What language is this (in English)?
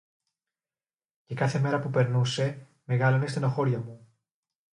Greek